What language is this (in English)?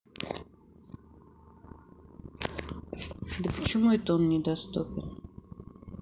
Russian